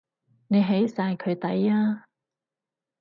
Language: Cantonese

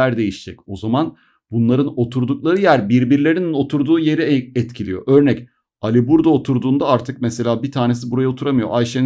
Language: Turkish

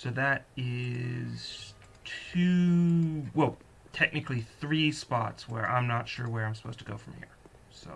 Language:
English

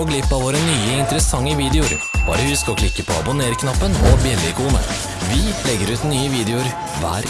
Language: Norwegian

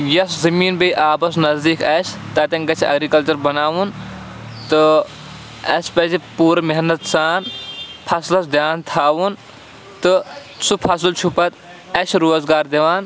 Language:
Kashmiri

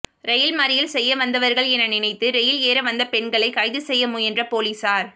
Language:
Tamil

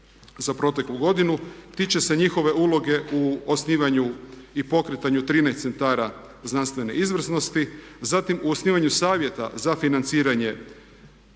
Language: Croatian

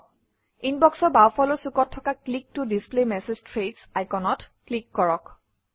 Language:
Assamese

